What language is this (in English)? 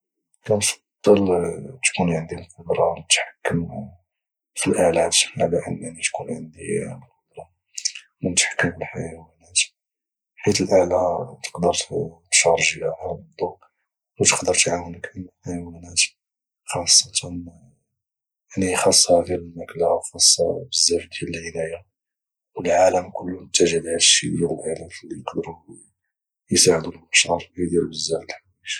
Moroccan Arabic